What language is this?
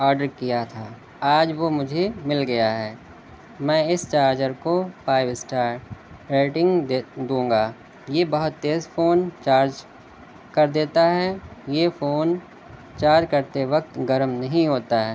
Urdu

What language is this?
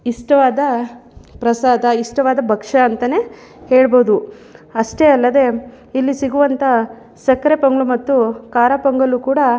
Kannada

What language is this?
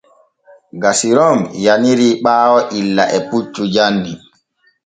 Borgu Fulfulde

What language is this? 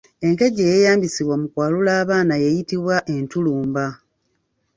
Ganda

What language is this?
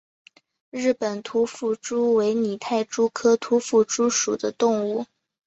Chinese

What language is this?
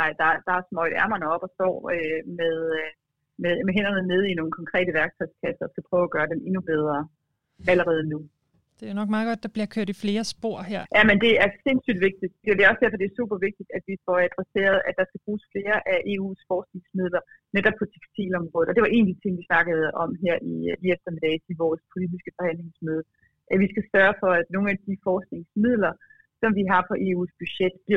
Danish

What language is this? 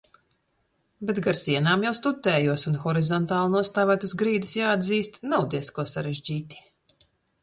Latvian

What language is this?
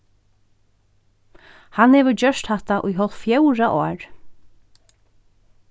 Faroese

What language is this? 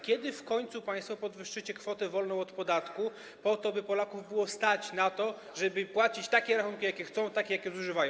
Polish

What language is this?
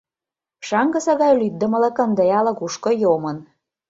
Mari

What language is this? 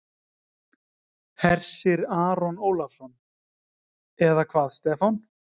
Icelandic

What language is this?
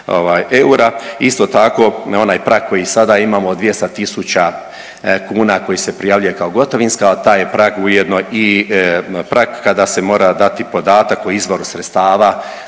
Croatian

